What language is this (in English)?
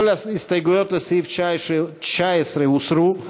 Hebrew